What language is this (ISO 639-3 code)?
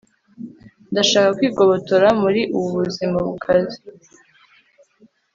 kin